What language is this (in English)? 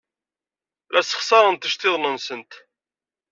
Kabyle